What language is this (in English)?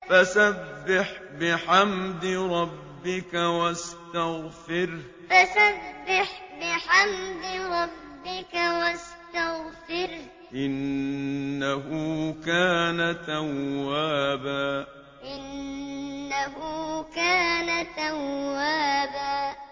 Arabic